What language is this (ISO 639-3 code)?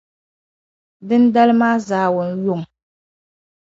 dag